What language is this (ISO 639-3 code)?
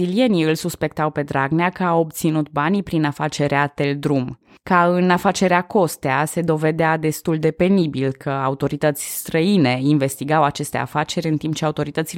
ron